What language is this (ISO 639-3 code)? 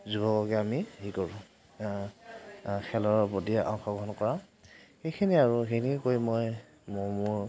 asm